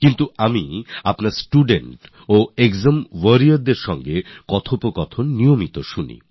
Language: Bangla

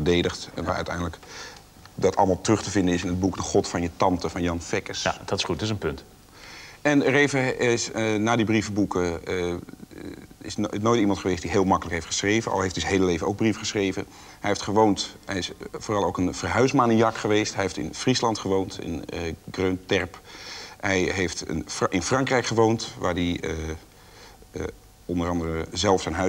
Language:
Dutch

